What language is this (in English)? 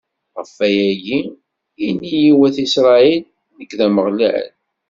Kabyle